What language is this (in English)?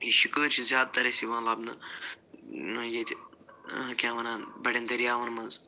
Kashmiri